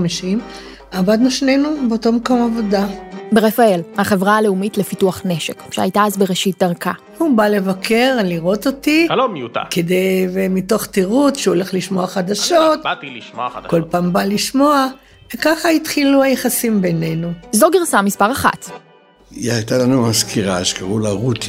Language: Hebrew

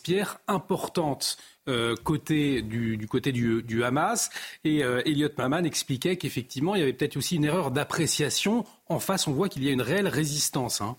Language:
French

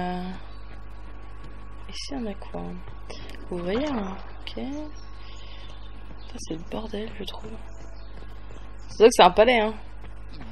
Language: French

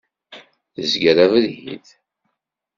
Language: Kabyle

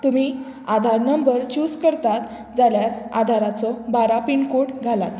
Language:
Konkani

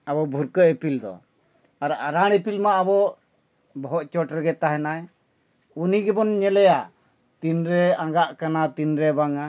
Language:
Santali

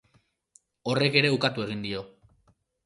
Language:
Basque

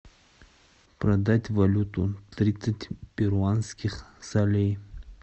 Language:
Russian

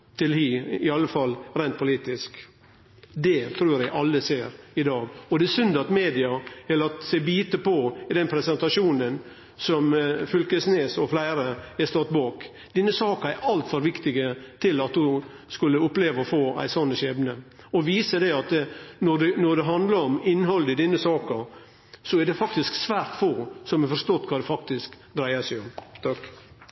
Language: Norwegian Nynorsk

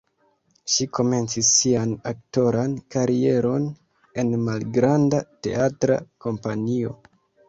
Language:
Esperanto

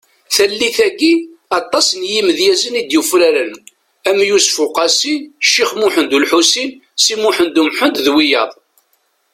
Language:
Kabyle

